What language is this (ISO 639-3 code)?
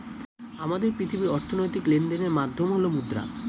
ben